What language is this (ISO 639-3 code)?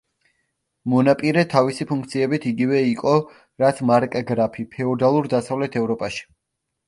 kat